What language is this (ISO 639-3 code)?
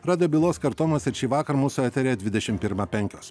lit